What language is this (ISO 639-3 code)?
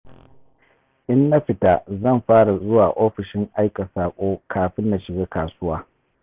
hau